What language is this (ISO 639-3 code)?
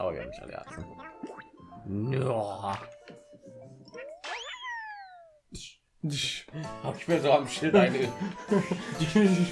deu